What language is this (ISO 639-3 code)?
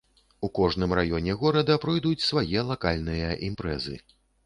bel